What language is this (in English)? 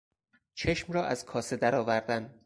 Persian